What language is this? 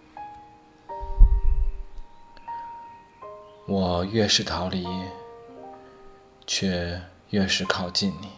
Chinese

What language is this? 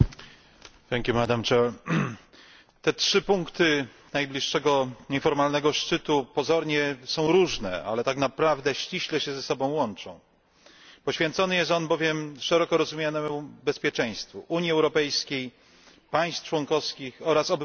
Polish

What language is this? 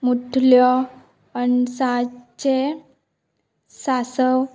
Konkani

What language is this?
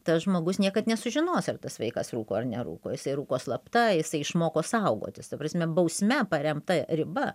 Lithuanian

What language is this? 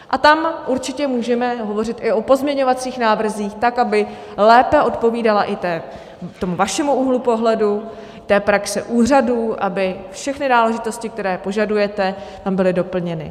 Czech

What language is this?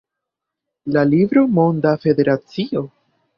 Esperanto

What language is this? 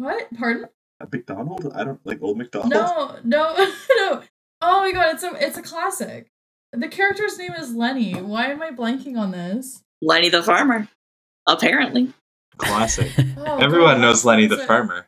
English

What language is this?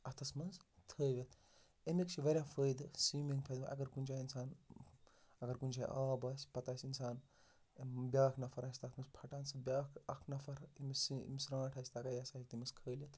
Kashmiri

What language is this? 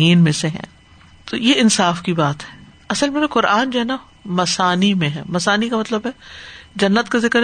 Urdu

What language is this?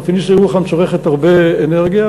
Hebrew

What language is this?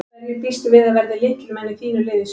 Icelandic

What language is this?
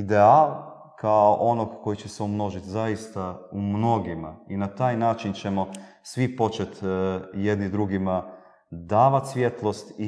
Croatian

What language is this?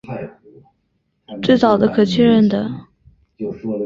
Chinese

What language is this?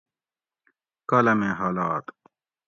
Gawri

